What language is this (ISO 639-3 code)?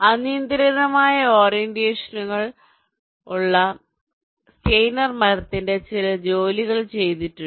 mal